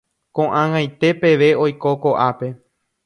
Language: Guarani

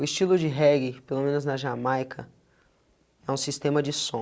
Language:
Portuguese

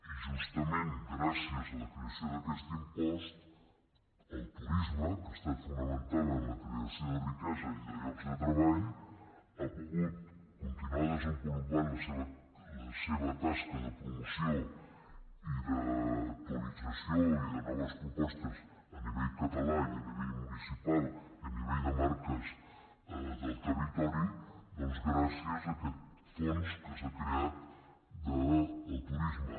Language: Catalan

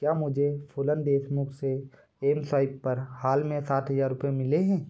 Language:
Hindi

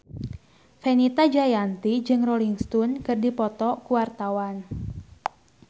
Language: Sundanese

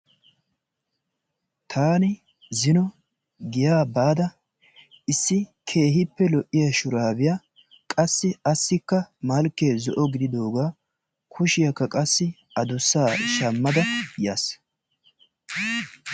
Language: Wolaytta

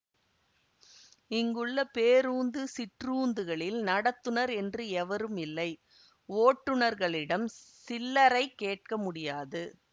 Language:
Tamil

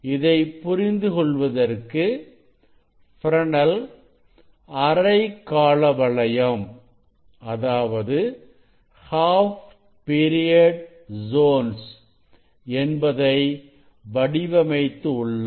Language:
Tamil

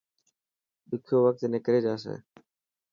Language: Dhatki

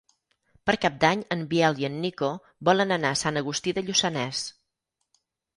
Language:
Catalan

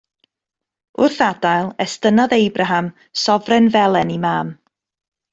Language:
Welsh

